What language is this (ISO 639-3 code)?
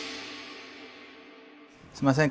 jpn